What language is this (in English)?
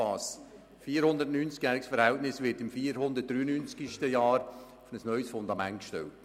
Swiss German